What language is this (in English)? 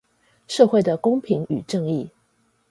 Chinese